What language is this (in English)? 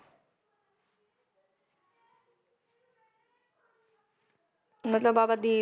Punjabi